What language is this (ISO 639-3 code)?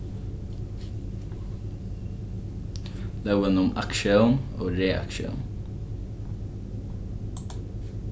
fao